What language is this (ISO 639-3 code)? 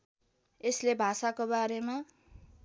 nep